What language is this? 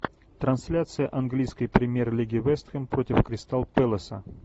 Russian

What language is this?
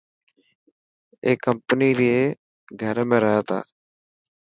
Dhatki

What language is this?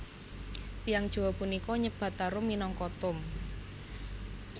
Javanese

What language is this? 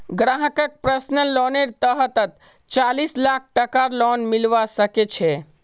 Magahi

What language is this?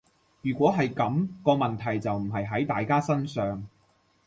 Cantonese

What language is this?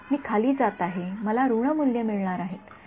Marathi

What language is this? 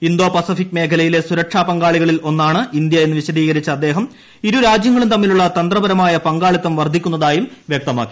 Malayalam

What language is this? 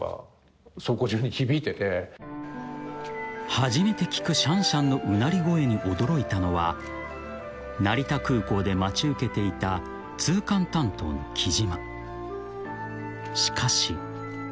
Japanese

